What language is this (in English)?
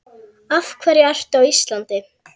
Icelandic